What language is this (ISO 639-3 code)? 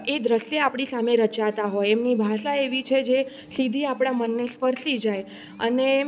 guj